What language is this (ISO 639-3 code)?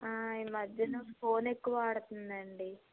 tel